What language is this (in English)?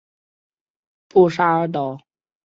Chinese